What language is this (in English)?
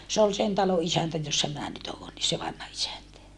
Finnish